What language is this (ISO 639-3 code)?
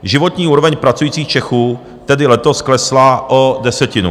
ces